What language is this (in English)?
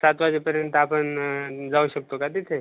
Marathi